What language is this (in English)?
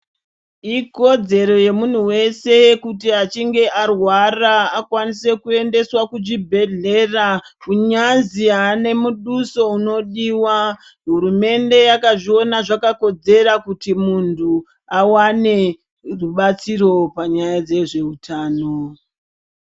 Ndau